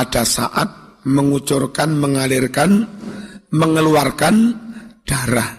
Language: Indonesian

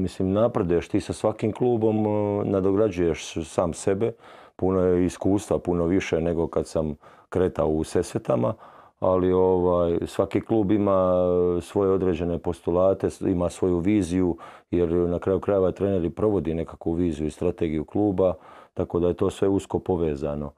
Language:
Croatian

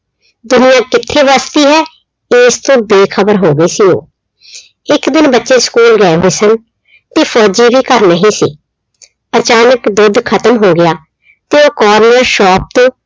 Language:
Punjabi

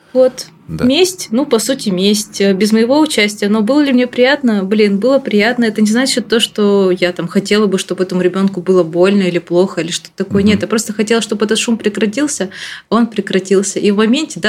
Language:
Russian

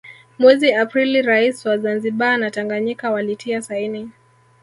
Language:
Swahili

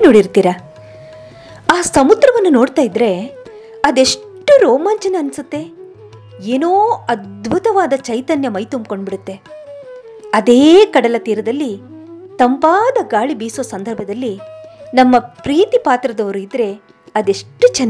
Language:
Kannada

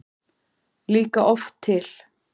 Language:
Icelandic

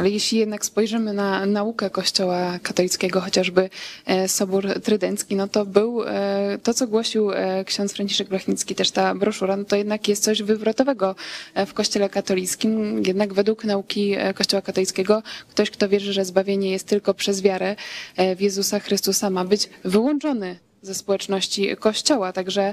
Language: Polish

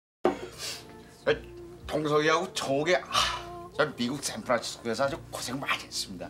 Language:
Korean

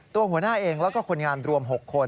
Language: Thai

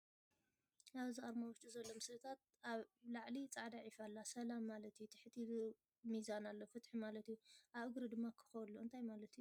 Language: Tigrinya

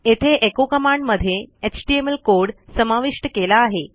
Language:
Marathi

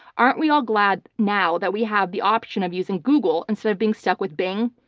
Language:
English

